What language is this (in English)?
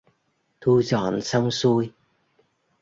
Vietnamese